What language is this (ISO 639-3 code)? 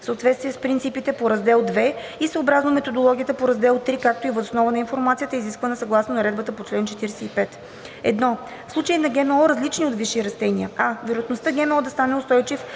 bul